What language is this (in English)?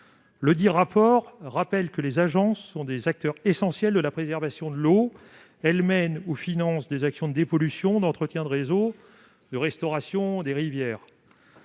French